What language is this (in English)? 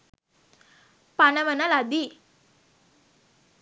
Sinhala